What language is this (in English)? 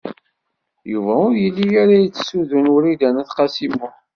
Kabyle